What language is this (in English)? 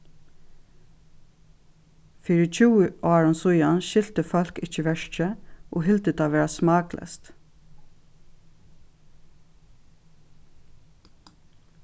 Faroese